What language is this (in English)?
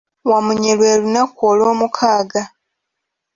Ganda